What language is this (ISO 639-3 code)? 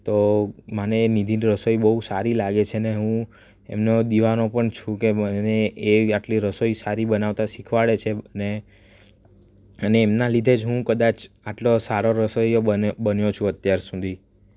guj